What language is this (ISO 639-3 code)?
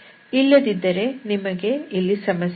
kan